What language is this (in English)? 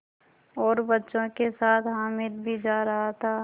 Hindi